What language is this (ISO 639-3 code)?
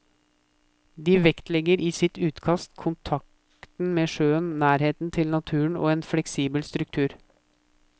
nor